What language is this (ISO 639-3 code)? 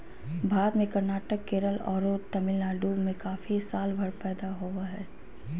mag